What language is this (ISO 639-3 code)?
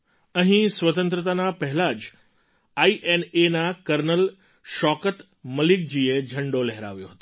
guj